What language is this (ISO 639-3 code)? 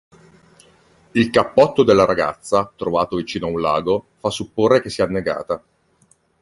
ita